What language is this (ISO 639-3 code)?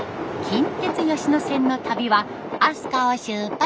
jpn